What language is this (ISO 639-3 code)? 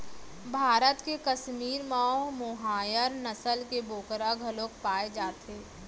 hne